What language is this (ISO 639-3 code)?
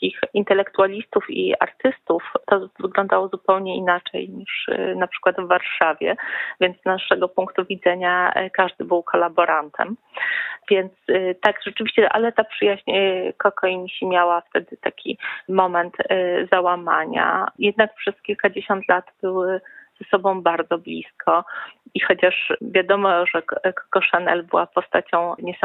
pol